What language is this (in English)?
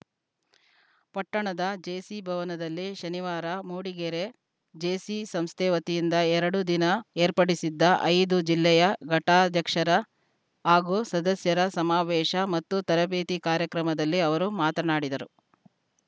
Kannada